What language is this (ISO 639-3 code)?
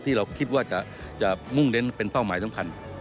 tha